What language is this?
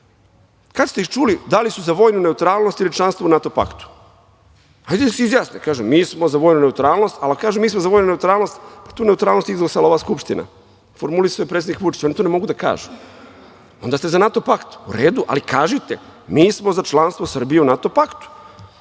Serbian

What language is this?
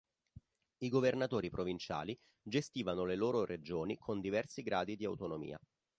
Italian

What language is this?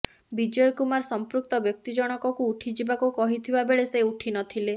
Odia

